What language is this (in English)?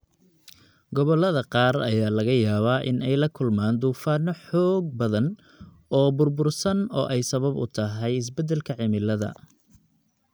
Somali